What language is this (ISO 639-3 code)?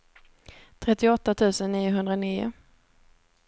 swe